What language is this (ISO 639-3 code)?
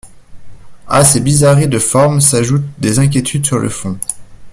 fra